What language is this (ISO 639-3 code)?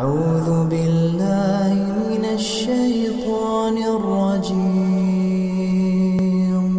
ara